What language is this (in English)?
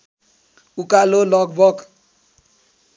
Nepali